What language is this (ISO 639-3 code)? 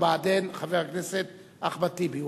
heb